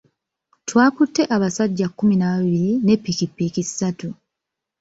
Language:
Ganda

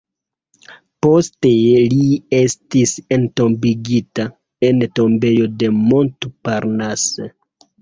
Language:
Esperanto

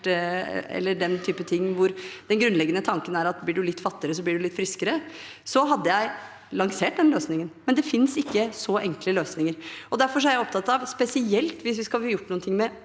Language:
Norwegian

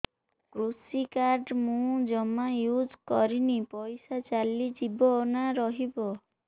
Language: Odia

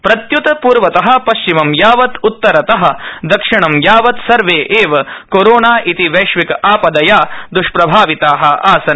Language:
Sanskrit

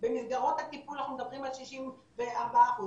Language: Hebrew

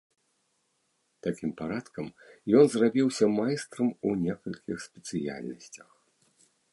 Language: Belarusian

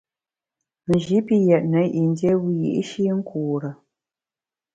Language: Bamun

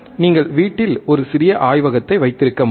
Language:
Tamil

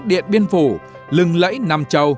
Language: Vietnamese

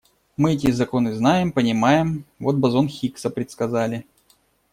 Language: Russian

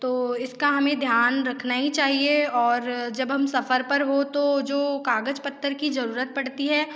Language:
Hindi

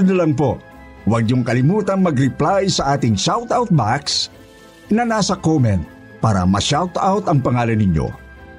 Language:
Filipino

